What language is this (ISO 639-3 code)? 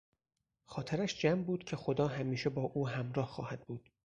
fas